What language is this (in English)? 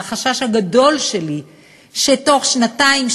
Hebrew